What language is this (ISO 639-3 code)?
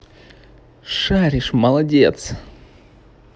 rus